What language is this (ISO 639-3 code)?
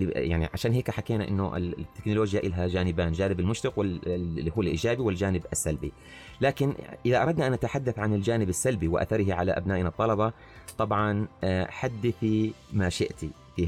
ara